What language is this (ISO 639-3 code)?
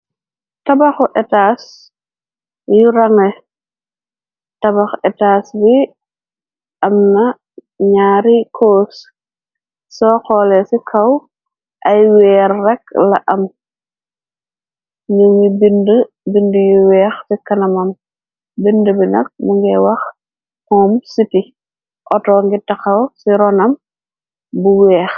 wol